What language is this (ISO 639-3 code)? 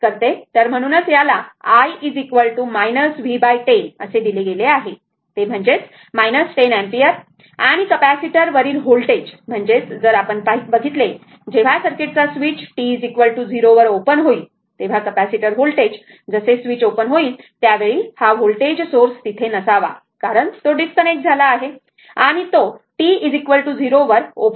mar